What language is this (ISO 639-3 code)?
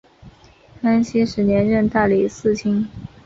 zho